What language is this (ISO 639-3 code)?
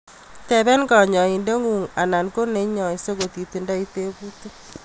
kln